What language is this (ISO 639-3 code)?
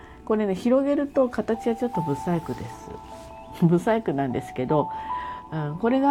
jpn